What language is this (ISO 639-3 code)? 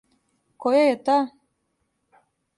srp